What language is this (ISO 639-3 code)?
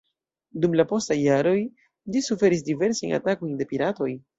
epo